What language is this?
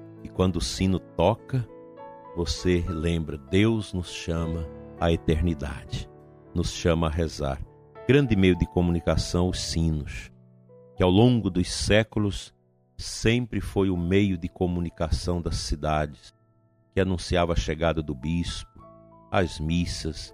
Portuguese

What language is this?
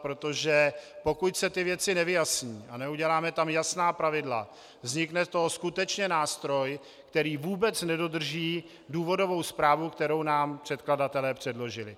Czech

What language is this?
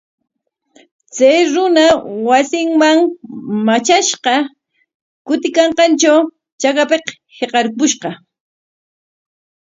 Corongo Ancash Quechua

